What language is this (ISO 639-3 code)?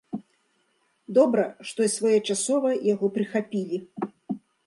bel